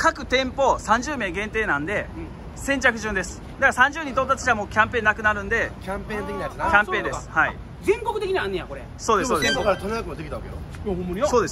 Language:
Japanese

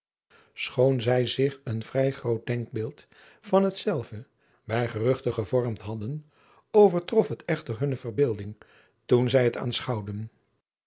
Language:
Dutch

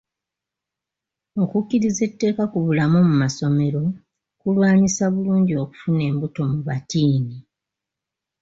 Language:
Ganda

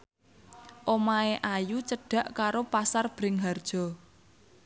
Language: Javanese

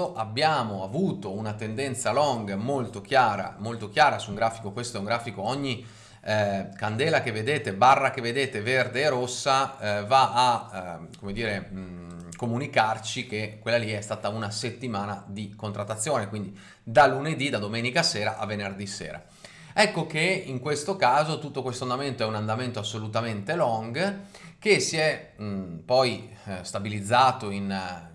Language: Italian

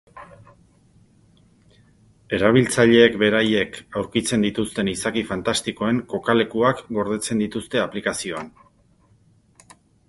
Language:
Basque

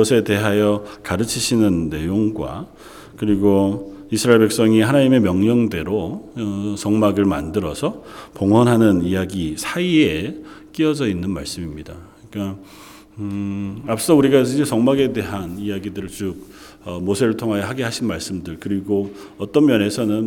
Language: Korean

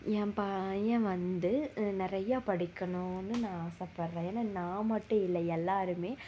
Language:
Tamil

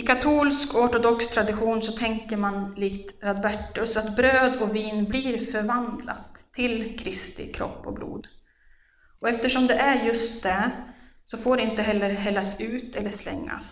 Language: Swedish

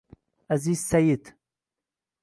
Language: Uzbek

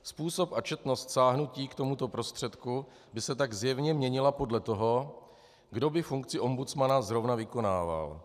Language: Czech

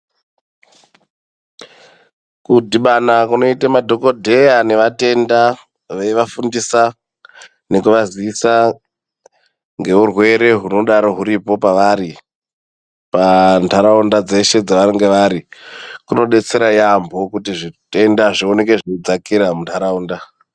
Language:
Ndau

